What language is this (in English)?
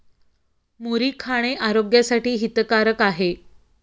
Marathi